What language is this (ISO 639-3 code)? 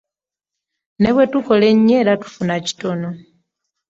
lug